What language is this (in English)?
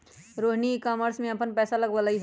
Magahi